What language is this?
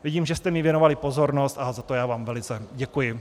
Czech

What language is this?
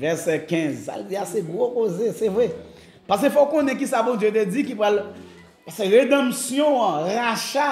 French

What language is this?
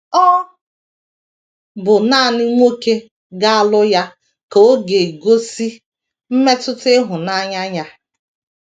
Igbo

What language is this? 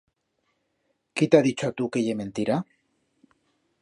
Aragonese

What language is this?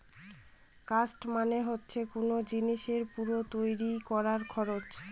Bangla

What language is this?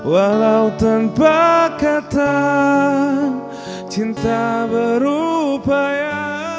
Indonesian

